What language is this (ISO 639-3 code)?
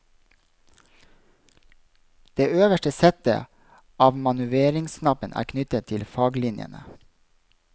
nor